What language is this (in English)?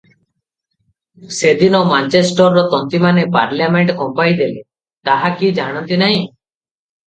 Odia